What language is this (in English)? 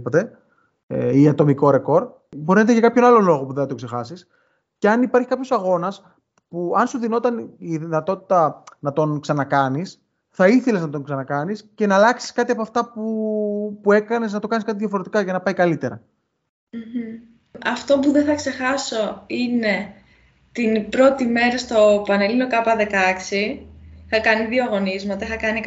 Greek